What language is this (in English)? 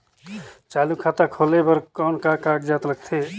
Chhattisgarhi